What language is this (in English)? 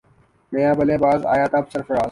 Urdu